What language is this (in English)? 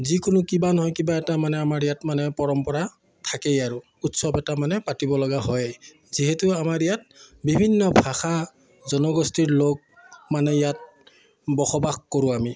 Assamese